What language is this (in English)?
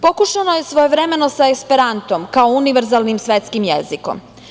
Serbian